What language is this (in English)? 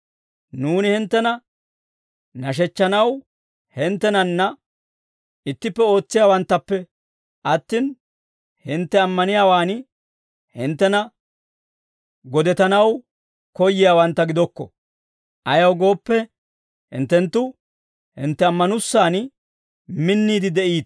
Dawro